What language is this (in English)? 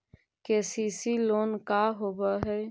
Magahi